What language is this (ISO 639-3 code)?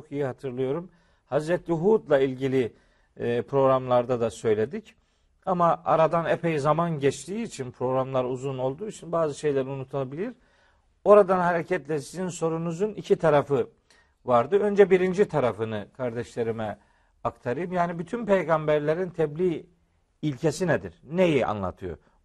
tur